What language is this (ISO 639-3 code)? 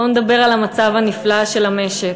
heb